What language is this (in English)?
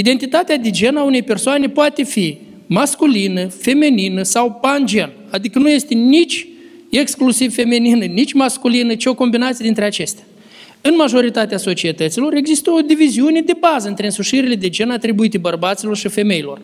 Romanian